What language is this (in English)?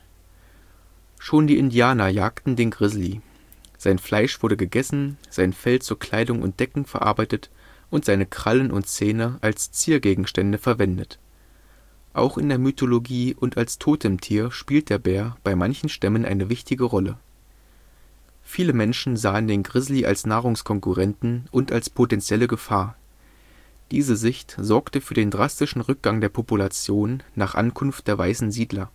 German